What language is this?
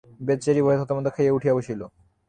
Bangla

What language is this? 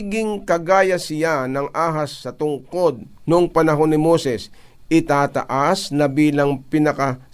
Filipino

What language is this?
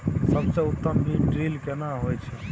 Maithili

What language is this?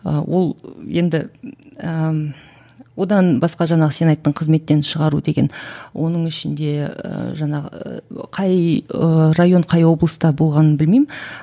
Kazakh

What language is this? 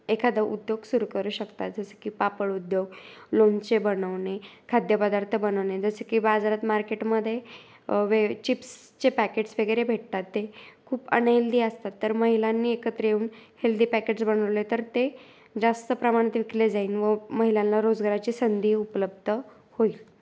Marathi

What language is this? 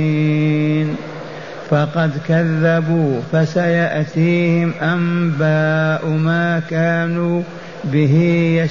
Arabic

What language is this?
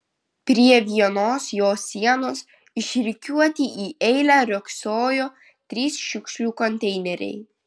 Lithuanian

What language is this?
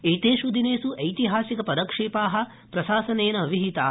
Sanskrit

